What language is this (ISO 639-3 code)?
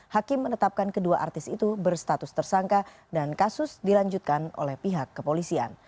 ind